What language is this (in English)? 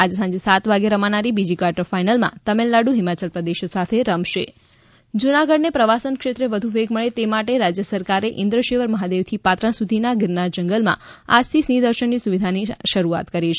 Gujarati